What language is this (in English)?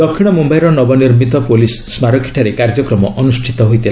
Odia